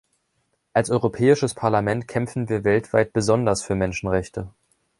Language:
German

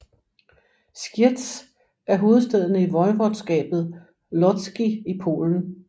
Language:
Danish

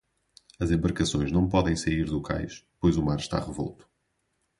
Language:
Portuguese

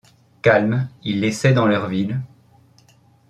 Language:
French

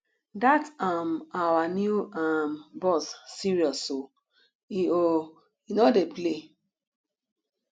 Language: Nigerian Pidgin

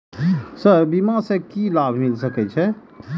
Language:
Maithili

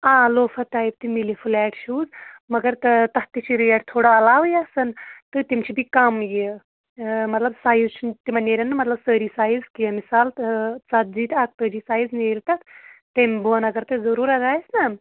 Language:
Kashmiri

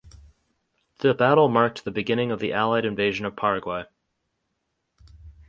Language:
English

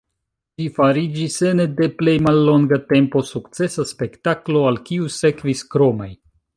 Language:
Esperanto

